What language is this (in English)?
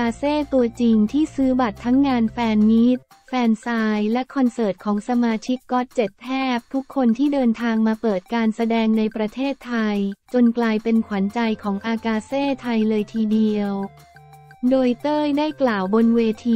Thai